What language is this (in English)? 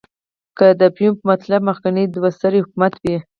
Pashto